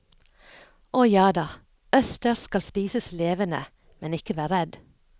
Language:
Norwegian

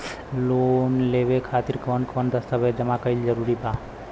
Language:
Bhojpuri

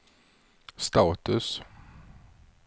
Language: Swedish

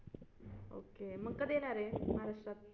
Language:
Marathi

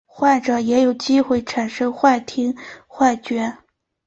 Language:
Chinese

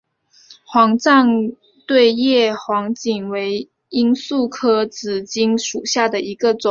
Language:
Chinese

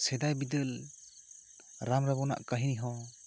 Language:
Santali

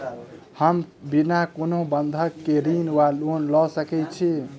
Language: Maithili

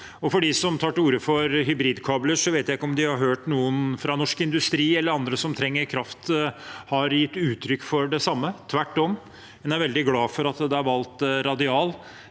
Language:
Norwegian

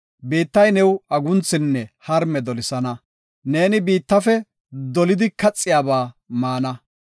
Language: Gofa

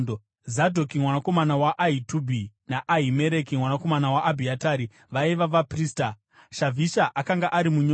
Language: Shona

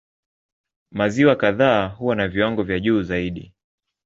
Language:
Swahili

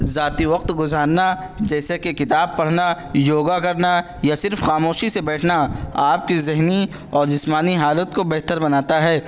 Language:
Urdu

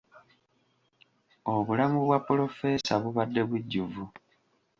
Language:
Ganda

